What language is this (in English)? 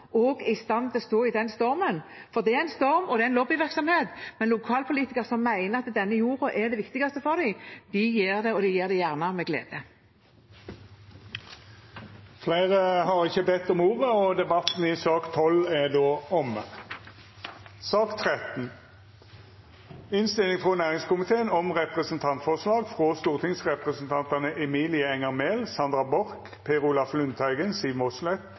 Norwegian